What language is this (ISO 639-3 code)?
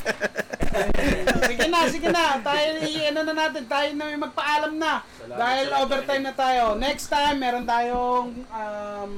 fil